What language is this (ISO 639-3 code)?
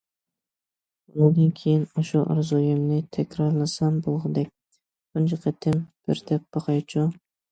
uig